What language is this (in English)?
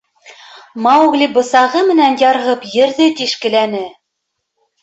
Bashkir